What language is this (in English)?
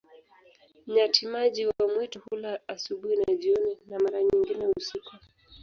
Swahili